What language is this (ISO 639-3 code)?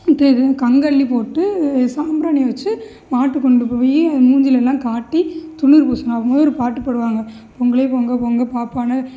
tam